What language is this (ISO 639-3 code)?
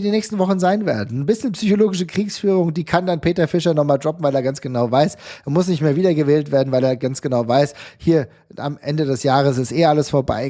deu